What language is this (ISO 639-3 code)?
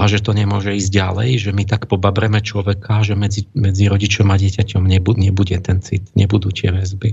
slk